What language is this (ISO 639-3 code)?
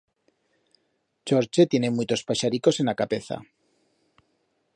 arg